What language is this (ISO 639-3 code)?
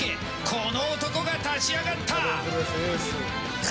jpn